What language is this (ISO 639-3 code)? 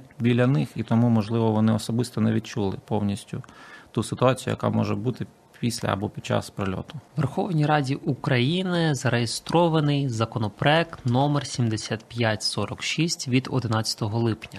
ukr